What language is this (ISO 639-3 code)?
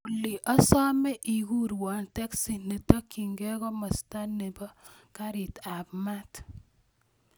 kln